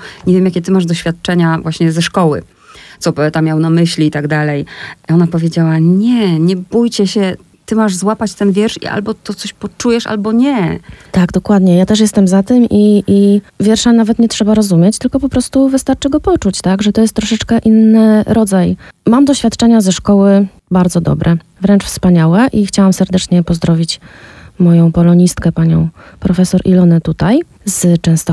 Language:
Polish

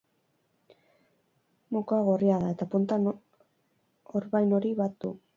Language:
Basque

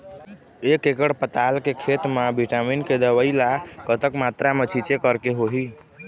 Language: Chhattisgarhi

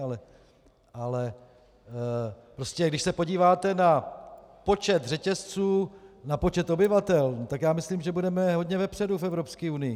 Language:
Czech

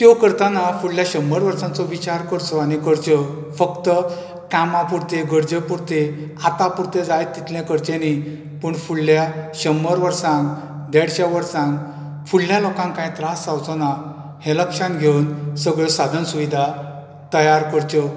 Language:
Konkani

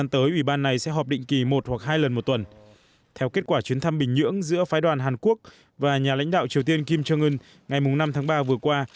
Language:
Vietnamese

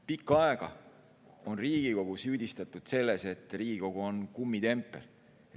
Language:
Estonian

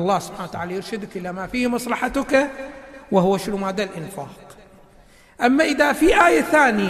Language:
Arabic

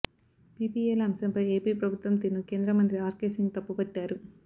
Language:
Telugu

